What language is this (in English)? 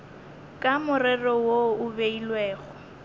Northern Sotho